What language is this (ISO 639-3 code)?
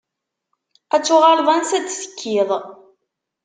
kab